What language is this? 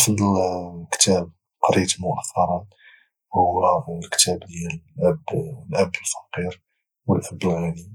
Moroccan Arabic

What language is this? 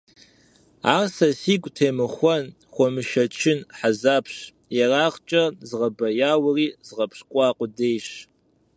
Kabardian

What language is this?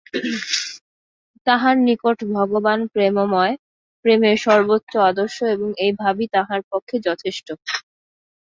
Bangla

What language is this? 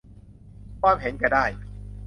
Thai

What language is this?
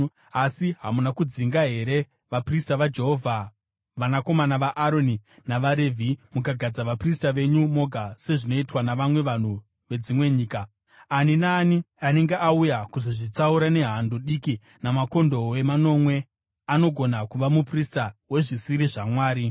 Shona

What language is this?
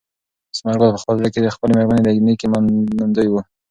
Pashto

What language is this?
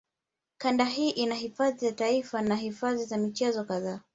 Swahili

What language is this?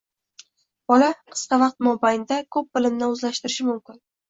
Uzbek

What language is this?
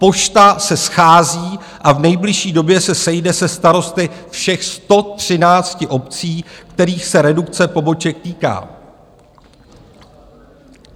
Czech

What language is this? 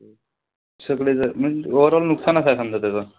Marathi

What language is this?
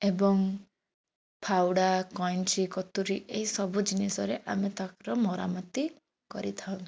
Odia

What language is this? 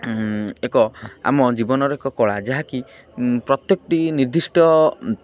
Odia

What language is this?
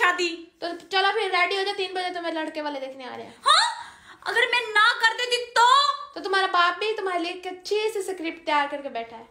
Hindi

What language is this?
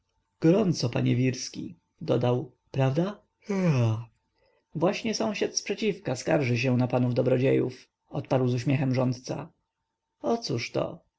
Polish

